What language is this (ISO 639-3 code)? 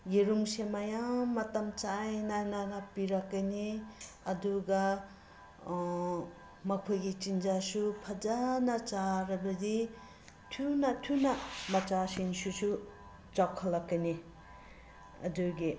mni